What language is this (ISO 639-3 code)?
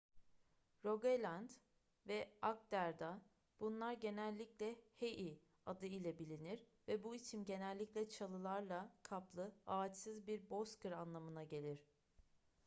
tur